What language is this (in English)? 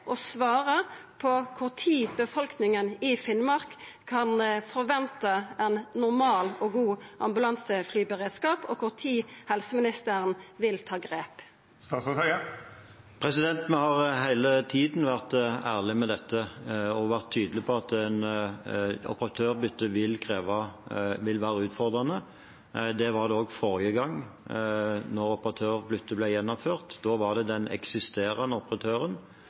Norwegian